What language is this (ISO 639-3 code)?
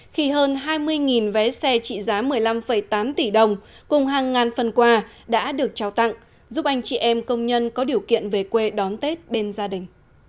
vie